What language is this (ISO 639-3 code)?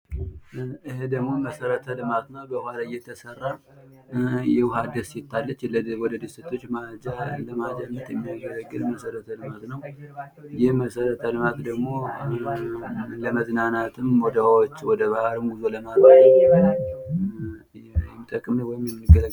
amh